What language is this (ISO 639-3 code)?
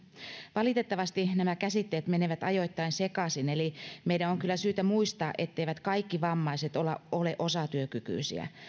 fin